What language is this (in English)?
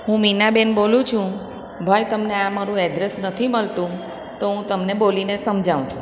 Gujarati